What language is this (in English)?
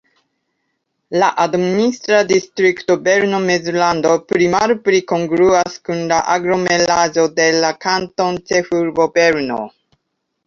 Esperanto